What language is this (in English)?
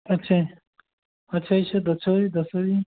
Punjabi